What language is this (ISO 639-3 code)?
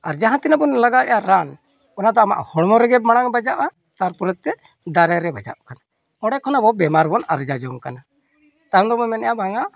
sat